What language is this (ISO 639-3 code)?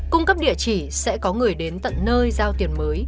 vie